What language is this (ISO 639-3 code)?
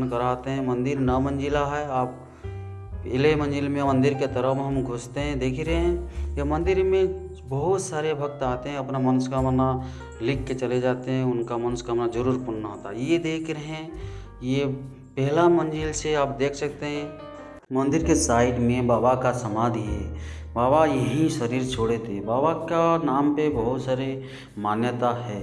hin